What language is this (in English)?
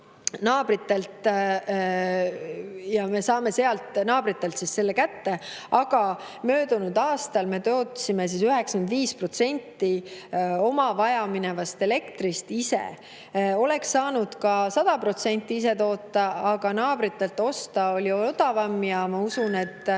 Estonian